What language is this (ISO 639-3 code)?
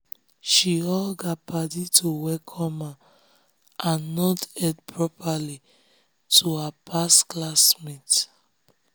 pcm